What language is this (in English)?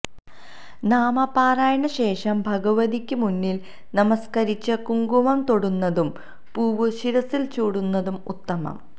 Malayalam